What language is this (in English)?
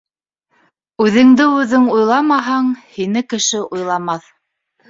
Bashkir